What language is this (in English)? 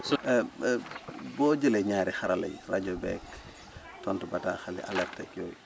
Wolof